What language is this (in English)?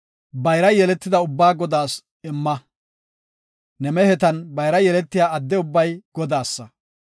Gofa